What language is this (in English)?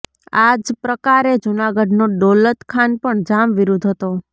Gujarati